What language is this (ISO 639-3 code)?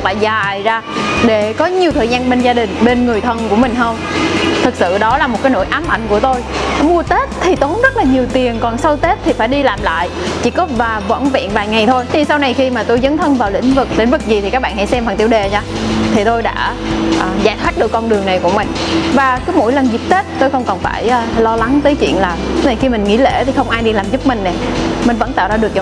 vie